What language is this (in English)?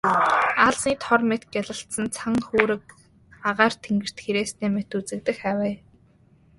Mongolian